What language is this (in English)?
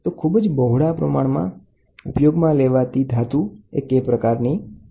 Gujarati